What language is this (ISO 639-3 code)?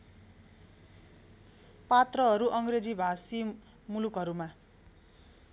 nep